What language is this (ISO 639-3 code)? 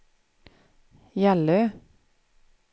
swe